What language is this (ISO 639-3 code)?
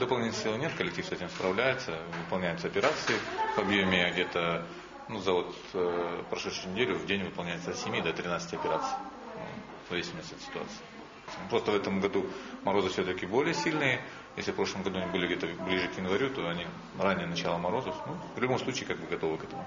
rus